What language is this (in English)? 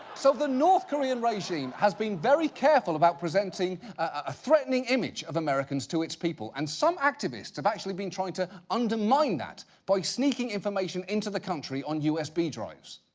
English